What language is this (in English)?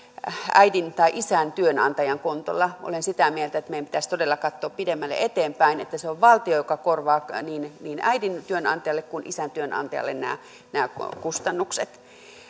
Finnish